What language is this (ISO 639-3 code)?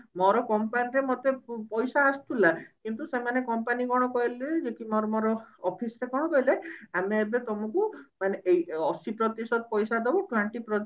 ori